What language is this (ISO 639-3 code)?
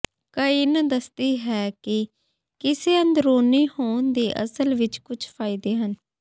pan